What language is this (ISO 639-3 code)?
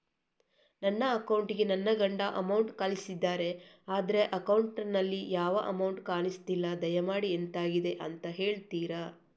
kan